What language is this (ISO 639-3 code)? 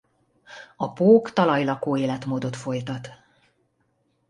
hun